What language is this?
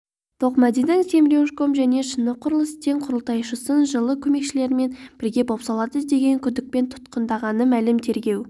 Kazakh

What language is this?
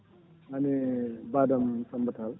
Fula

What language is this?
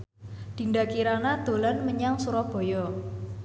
Javanese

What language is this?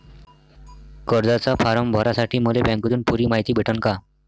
Marathi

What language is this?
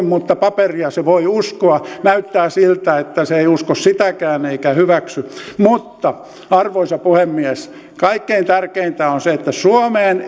Finnish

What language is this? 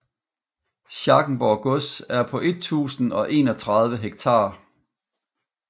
Danish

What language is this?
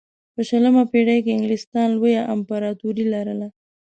Pashto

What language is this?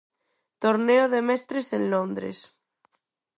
Galician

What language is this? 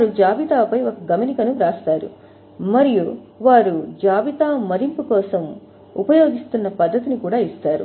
Telugu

